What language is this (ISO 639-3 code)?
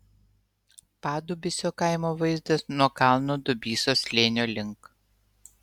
lit